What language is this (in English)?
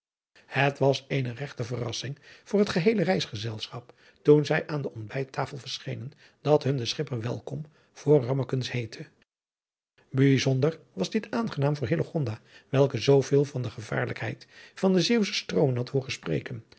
Dutch